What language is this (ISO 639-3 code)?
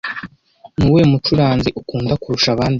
kin